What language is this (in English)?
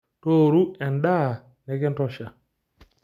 Masai